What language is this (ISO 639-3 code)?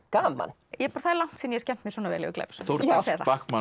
isl